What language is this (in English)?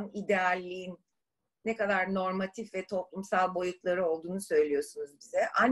Turkish